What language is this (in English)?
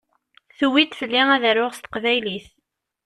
Kabyle